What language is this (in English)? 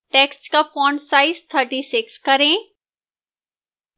Hindi